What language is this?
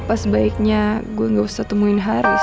Indonesian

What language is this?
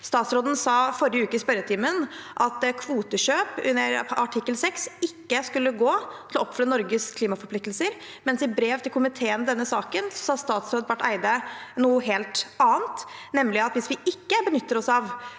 Norwegian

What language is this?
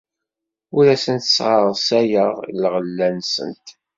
Kabyle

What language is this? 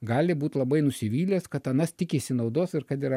Lithuanian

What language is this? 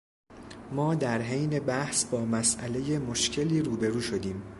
Persian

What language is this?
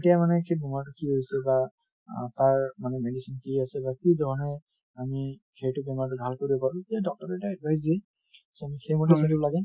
Assamese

